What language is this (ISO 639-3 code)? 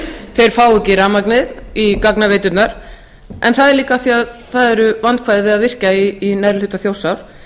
isl